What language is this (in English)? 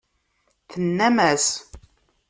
Kabyle